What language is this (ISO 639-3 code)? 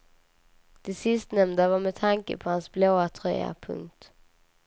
swe